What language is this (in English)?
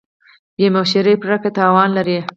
Pashto